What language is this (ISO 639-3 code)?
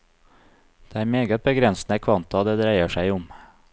nor